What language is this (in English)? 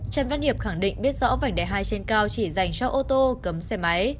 Vietnamese